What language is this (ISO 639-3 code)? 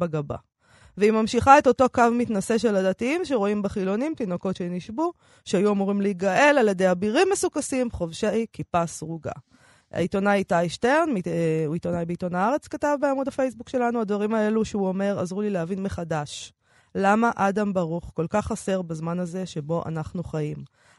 heb